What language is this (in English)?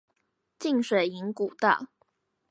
Chinese